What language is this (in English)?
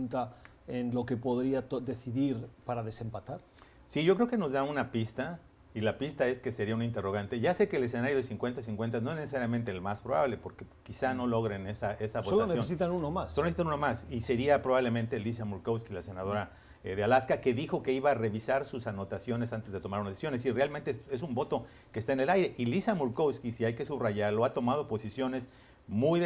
Spanish